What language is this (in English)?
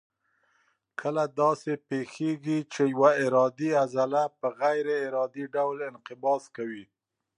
Pashto